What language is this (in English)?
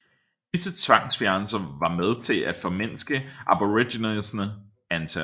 Danish